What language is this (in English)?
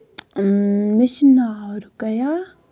Kashmiri